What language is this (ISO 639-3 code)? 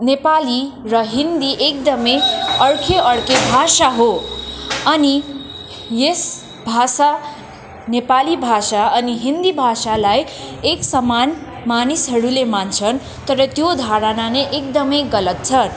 nep